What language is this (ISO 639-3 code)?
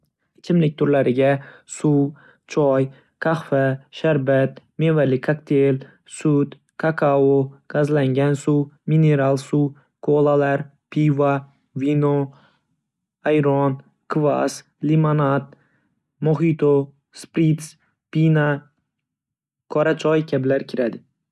uzb